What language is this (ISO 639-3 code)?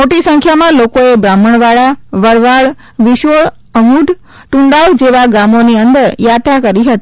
guj